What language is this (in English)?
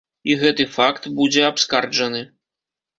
Belarusian